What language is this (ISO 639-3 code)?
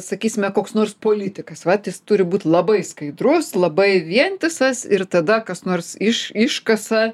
lit